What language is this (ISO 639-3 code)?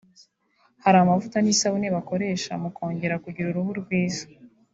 kin